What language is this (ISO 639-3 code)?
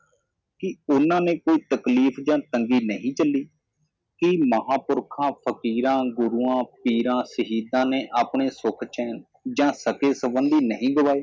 pan